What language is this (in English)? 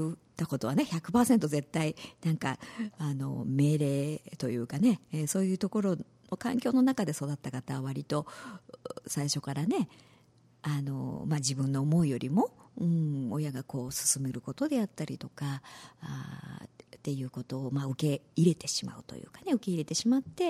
Japanese